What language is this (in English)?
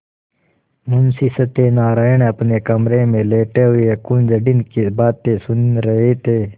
Hindi